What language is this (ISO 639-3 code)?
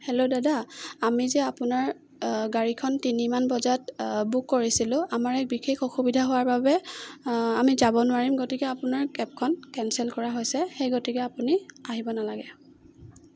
asm